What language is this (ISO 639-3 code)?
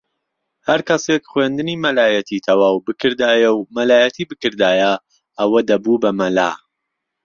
ckb